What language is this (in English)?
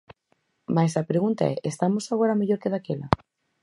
Galician